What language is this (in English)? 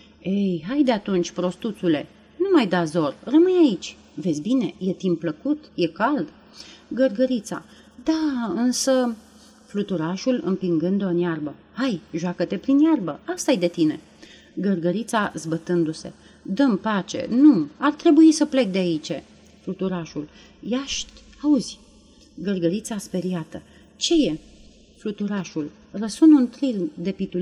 Romanian